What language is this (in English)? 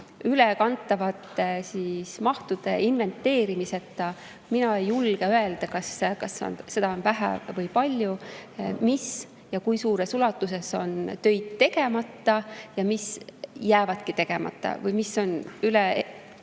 Estonian